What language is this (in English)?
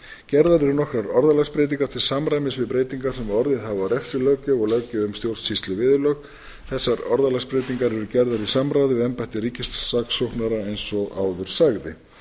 Icelandic